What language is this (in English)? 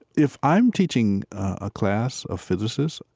English